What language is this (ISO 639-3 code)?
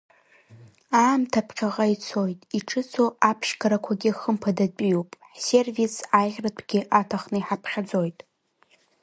abk